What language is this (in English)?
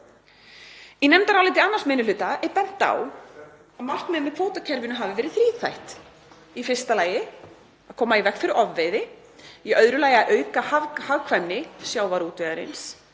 Icelandic